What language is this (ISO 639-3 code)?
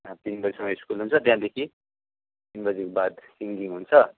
nep